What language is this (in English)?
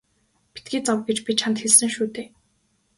Mongolian